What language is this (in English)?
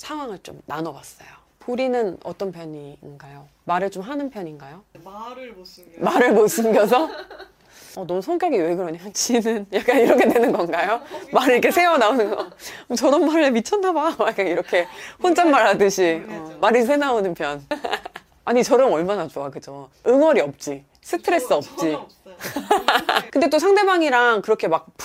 Korean